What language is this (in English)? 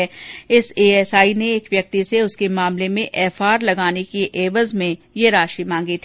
Hindi